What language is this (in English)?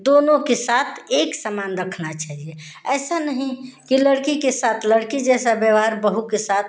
Hindi